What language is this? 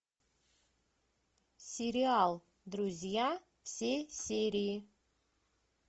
Russian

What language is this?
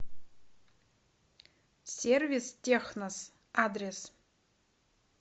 Russian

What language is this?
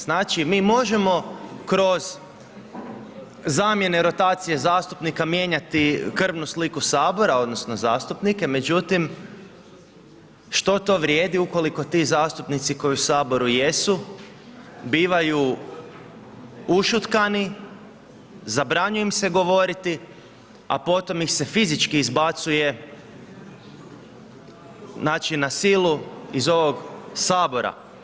Croatian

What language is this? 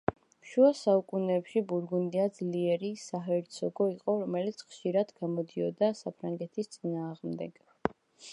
Georgian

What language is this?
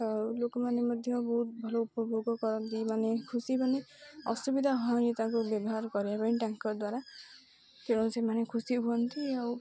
Odia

